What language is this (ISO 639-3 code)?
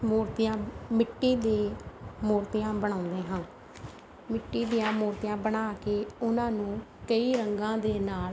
pan